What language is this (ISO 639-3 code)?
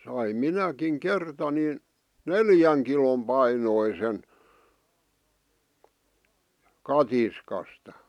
fin